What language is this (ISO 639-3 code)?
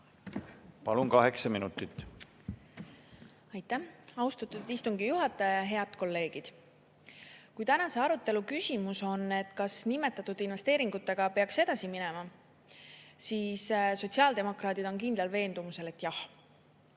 est